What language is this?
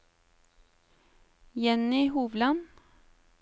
Norwegian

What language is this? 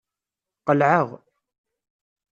Kabyle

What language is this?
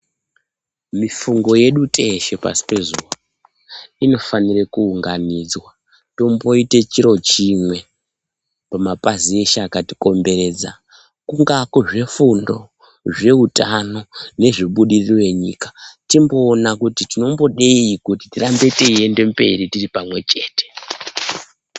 Ndau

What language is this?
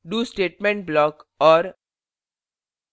Hindi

